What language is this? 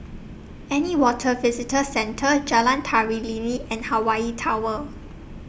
English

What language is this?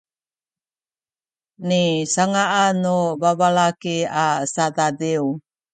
Sakizaya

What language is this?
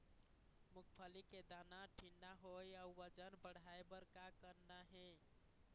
Chhattisgarhi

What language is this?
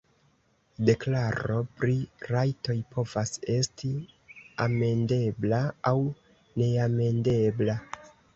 Esperanto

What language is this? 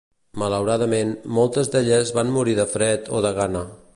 Catalan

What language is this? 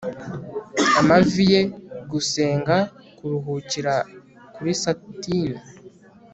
Kinyarwanda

